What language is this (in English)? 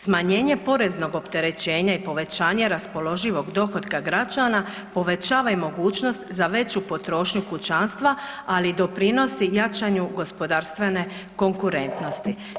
Croatian